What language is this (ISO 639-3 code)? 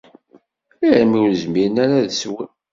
kab